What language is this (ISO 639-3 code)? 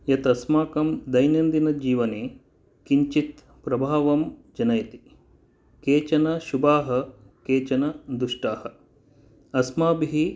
san